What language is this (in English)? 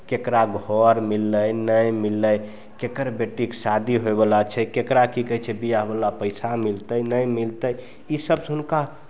Maithili